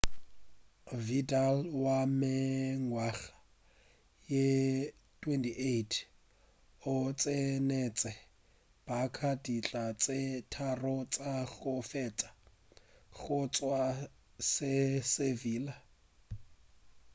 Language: Northern Sotho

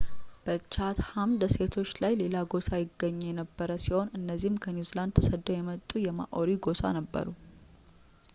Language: Amharic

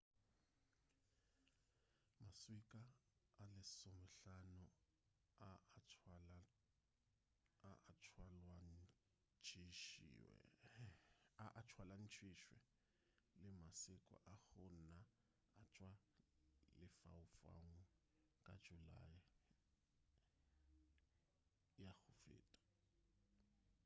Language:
Northern Sotho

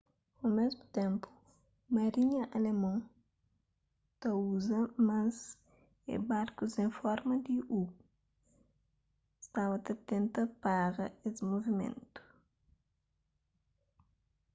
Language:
Kabuverdianu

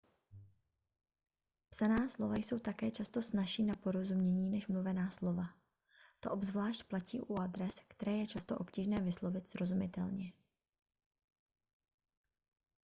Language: Czech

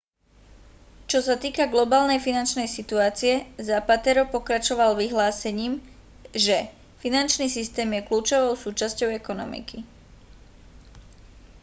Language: Slovak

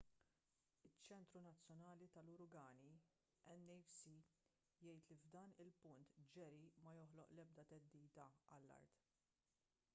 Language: Maltese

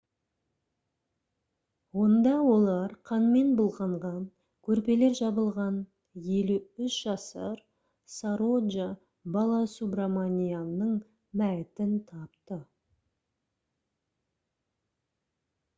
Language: Kazakh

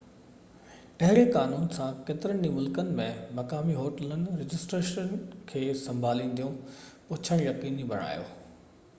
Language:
Sindhi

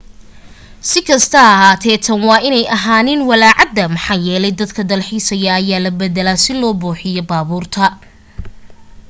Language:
Somali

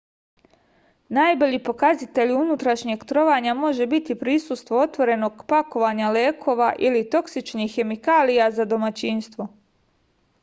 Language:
Serbian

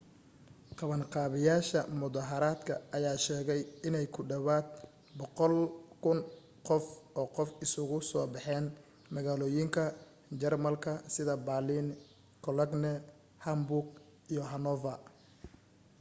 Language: Somali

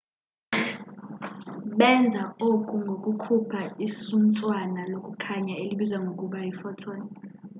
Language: Xhosa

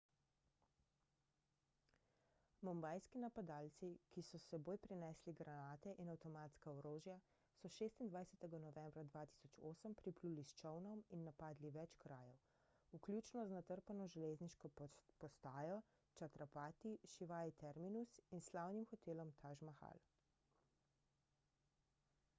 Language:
Slovenian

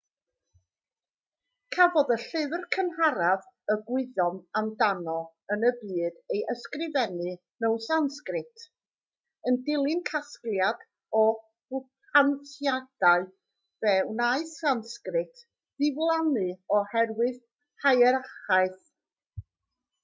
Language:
Welsh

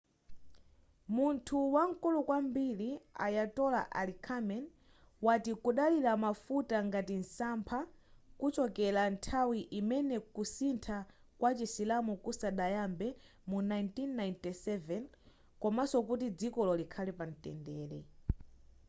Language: Nyanja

